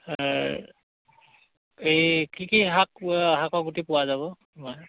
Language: Assamese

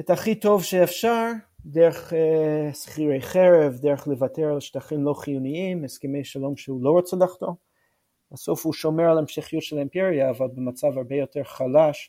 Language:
Hebrew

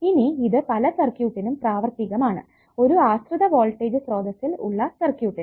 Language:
Malayalam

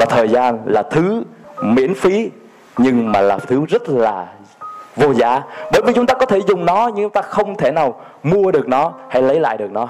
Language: Vietnamese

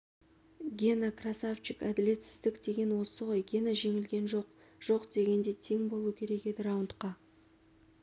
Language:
Kazakh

